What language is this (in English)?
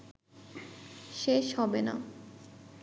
Bangla